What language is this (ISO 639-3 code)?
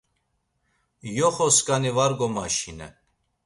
lzz